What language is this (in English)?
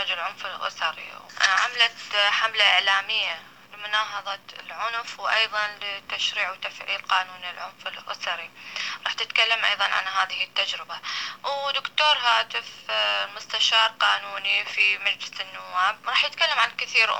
Arabic